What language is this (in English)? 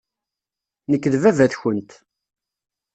Kabyle